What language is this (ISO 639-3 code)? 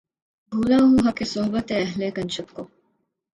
urd